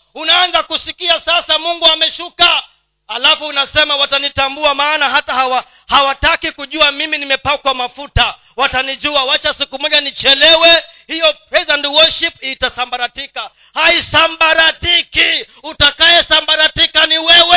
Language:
Swahili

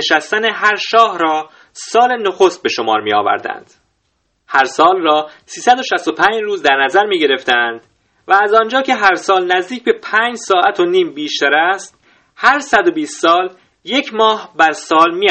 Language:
Persian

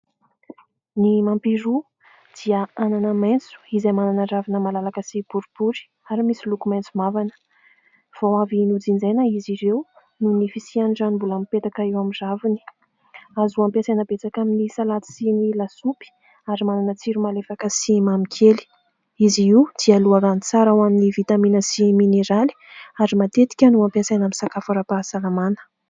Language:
Malagasy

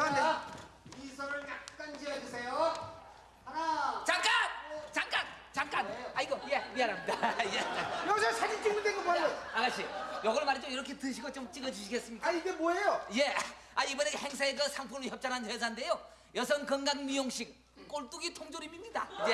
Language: Korean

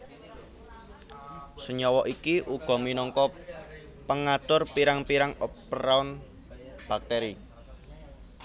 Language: Javanese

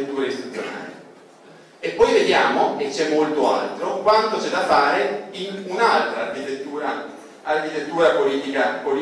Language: Italian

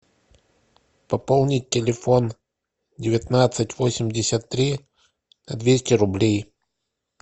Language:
Russian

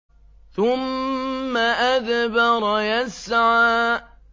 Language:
Arabic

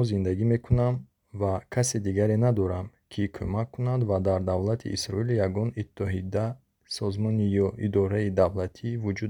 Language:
Bulgarian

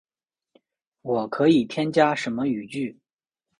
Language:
Chinese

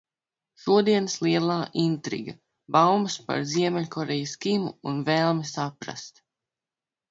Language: Latvian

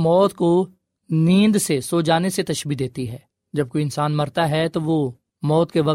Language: Urdu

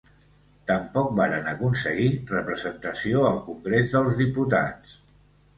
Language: Catalan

